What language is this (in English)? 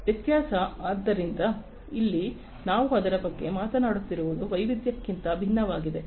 Kannada